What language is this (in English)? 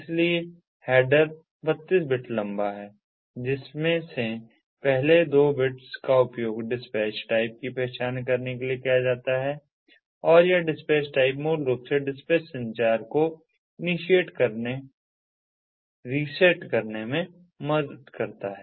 Hindi